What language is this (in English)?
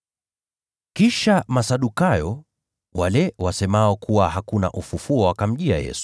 Swahili